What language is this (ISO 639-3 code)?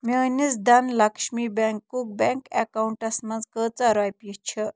kas